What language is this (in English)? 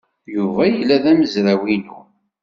Kabyle